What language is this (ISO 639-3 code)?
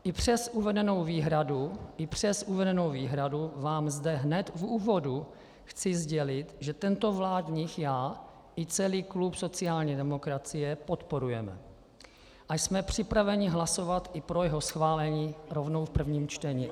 ces